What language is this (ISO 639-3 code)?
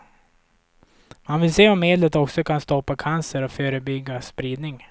swe